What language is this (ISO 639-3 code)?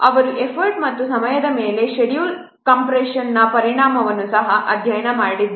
kan